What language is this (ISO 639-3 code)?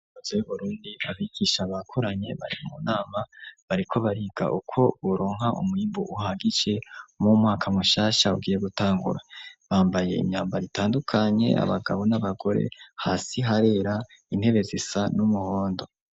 run